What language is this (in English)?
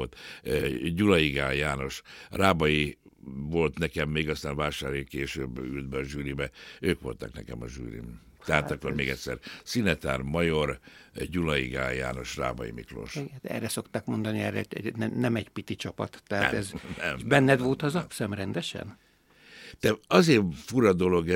Hungarian